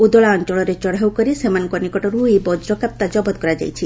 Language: Odia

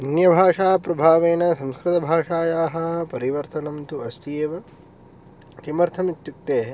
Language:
Sanskrit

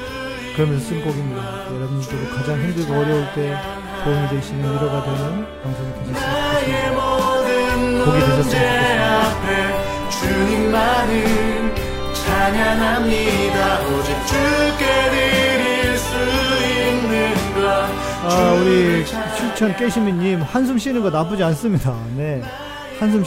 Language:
Korean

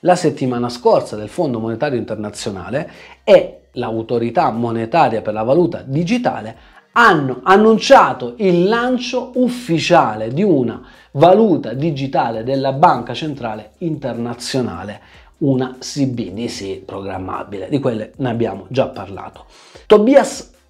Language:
Italian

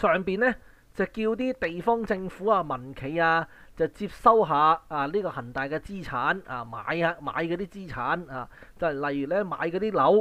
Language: Chinese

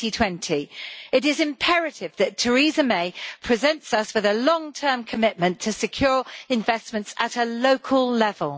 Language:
English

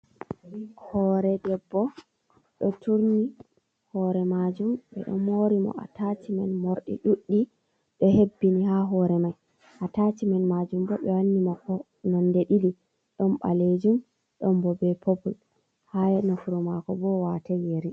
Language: Fula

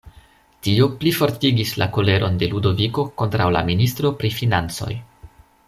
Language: Esperanto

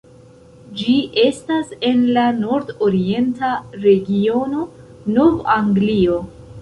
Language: Esperanto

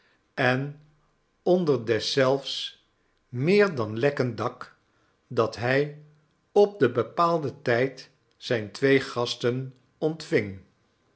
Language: Dutch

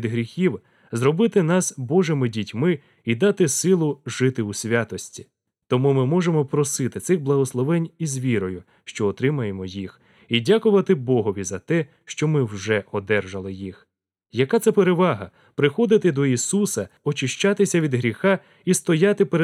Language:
Russian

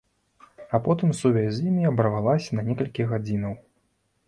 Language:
Belarusian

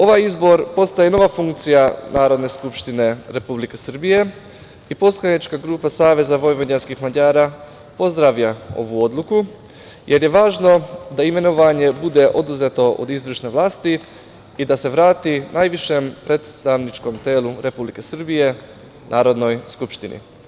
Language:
Serbian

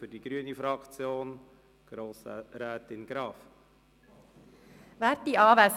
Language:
Swiss German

